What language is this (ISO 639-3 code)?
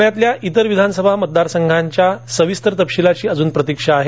mar